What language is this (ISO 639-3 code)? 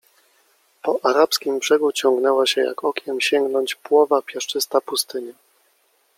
pol